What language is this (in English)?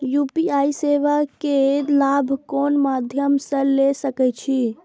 Maithili